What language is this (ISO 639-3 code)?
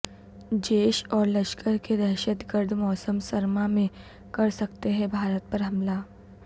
urd